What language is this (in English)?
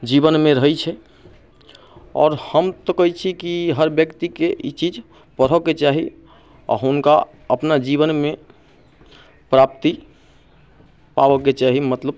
Maithili